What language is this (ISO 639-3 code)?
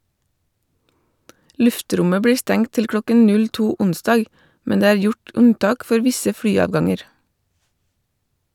nor